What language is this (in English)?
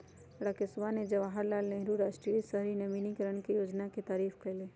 Magahi